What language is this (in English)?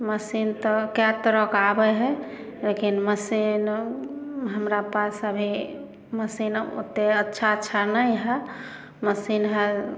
Maithili